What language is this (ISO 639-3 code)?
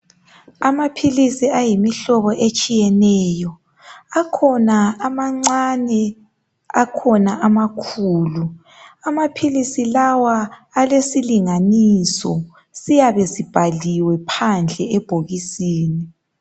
nde